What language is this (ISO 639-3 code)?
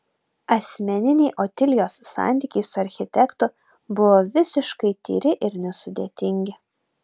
lit